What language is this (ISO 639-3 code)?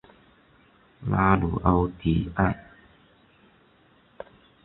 zho